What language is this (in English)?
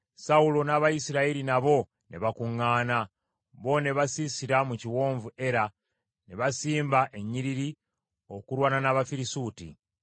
Ganda